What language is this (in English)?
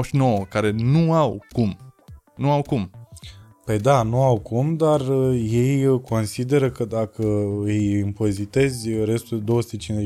Romanian